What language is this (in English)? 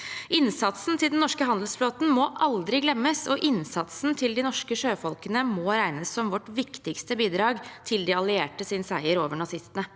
Norwegian